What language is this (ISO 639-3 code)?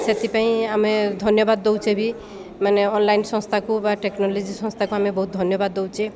ori